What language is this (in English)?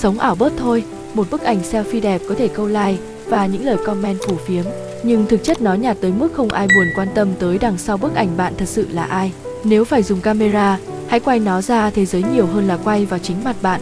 Vietnamese